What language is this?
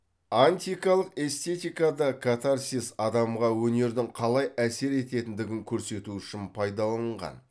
Kazakh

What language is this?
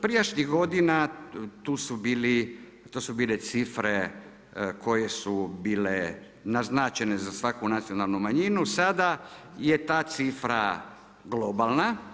Croatian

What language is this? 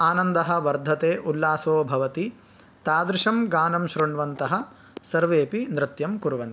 Sanskrit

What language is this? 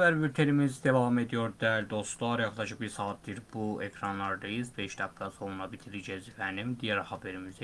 Turkish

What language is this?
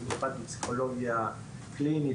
Hebrew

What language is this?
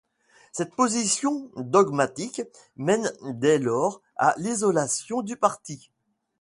French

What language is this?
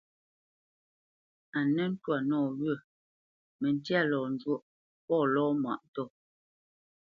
Bamenyam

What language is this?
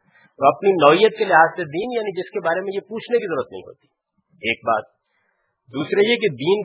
Urdu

